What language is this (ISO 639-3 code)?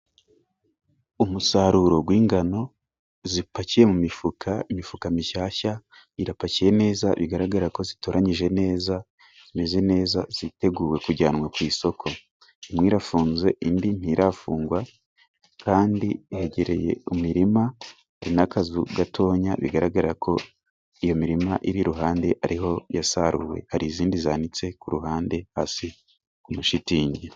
kin